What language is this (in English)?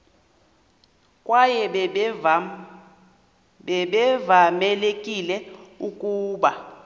Xhosa